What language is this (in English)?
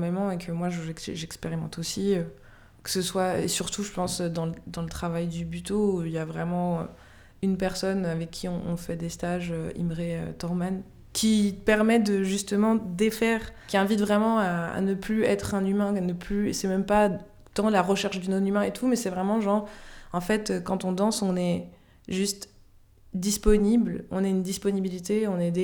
French